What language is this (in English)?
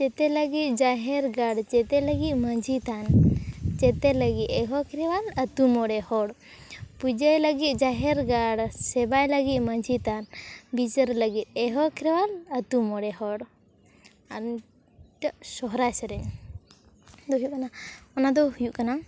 Santali